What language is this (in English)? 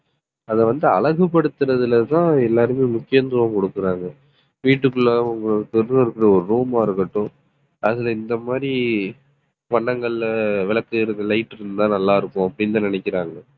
Tamil